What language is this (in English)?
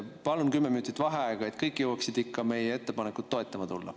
Estonian